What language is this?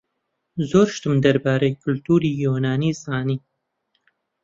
Central Kurdish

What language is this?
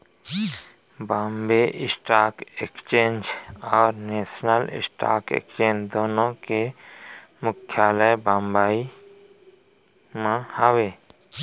Chhattisgarhi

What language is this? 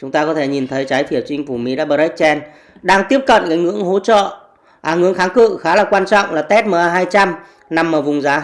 Vietnamese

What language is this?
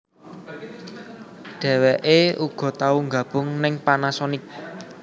Javanese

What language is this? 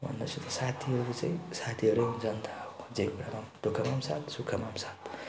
Nepali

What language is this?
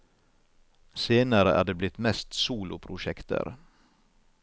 Norwegian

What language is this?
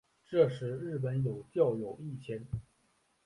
Chinese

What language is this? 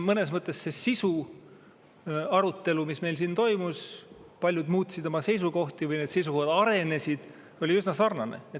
Estonian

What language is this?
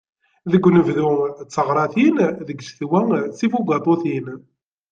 Kabyle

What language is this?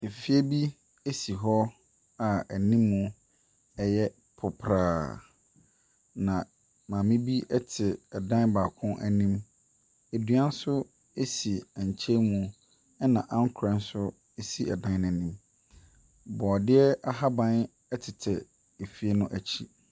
Akan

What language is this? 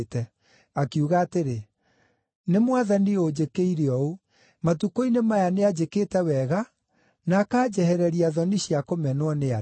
Kikuyu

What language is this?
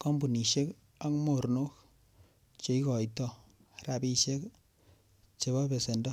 Kalenjin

